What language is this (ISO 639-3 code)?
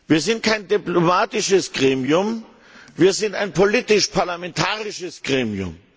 deu